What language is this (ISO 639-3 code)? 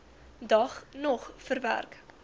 afr